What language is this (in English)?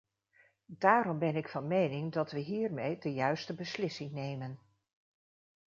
Dutch